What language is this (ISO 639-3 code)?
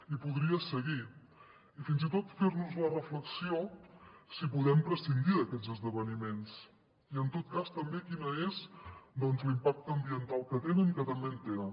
cat